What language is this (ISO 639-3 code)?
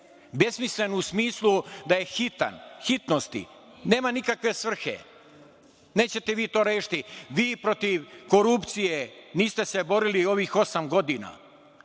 srp